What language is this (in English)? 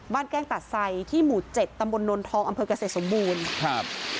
Thai